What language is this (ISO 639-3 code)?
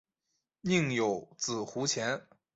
zho